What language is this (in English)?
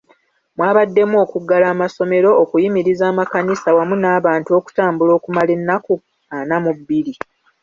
Ganda